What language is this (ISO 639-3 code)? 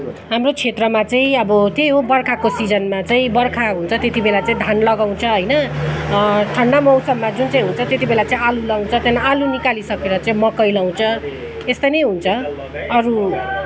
nep